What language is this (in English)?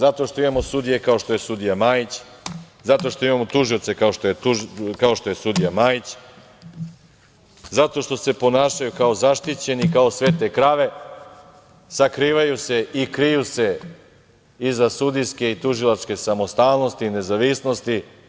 Serbian